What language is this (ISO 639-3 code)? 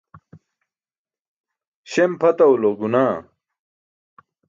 bsk